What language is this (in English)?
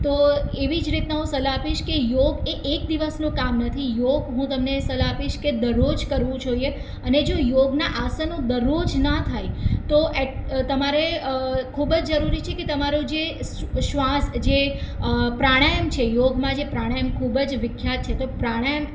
Gujarati